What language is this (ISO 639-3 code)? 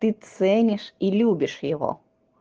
rus